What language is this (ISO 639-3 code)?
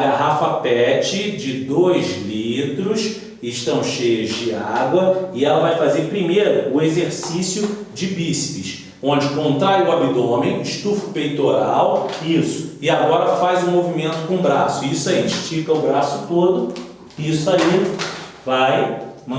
por